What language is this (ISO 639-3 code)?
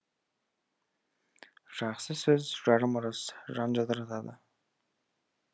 kaz